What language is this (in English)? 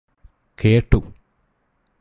Malayalam